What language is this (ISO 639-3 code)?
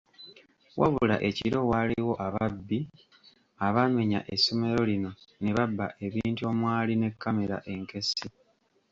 lug